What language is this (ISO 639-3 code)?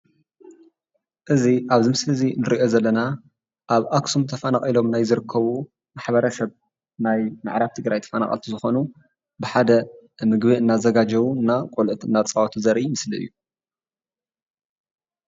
tir